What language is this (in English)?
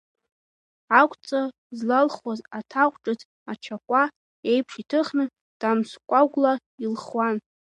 Abkhazian